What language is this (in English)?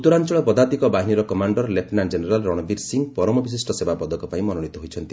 Odia